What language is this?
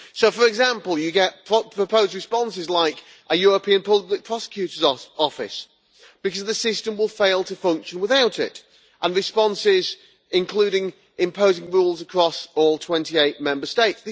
English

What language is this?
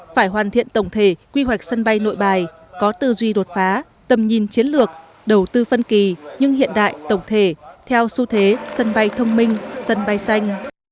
Vietnamese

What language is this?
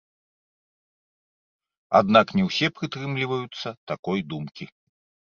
Belarusian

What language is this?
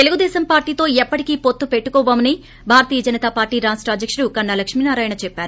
Telugu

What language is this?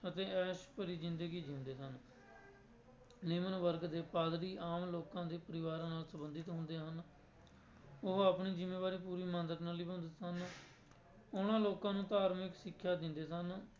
Punjabi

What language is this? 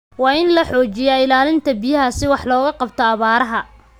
Somali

